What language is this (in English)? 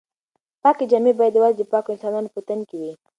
Pashto